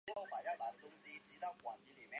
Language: Chinese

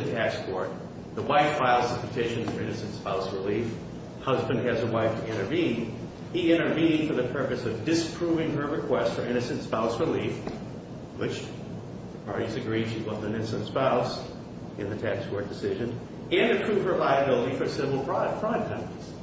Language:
English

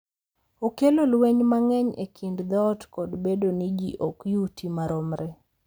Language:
Luo (Kenya and Tanzania)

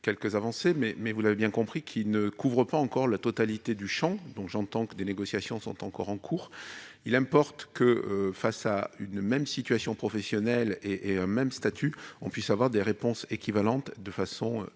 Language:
French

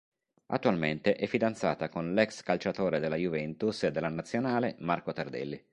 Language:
Italian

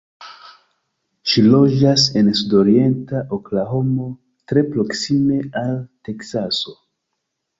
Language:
Esperanto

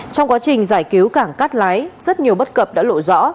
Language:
Vietnamese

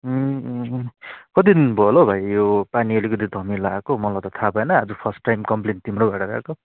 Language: Nepali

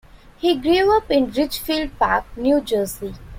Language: English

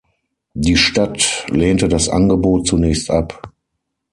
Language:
German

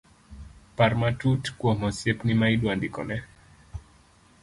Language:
Luo (Kenya and Tanzania)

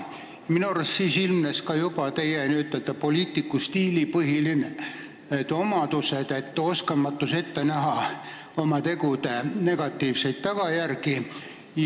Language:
Estonian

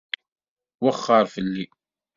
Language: Kabyle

